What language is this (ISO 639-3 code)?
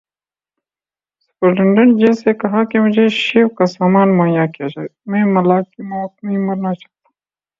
urd